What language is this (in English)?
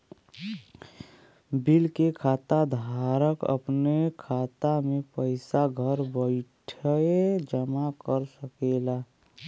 Bhojpuri